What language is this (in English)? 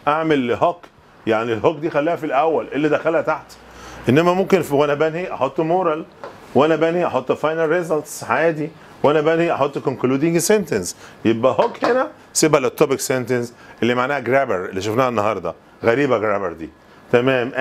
Arabic